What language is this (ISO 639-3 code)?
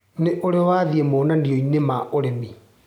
kik